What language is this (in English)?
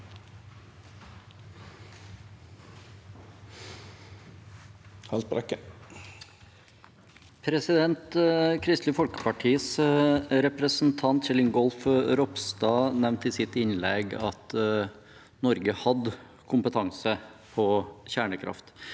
Norwegian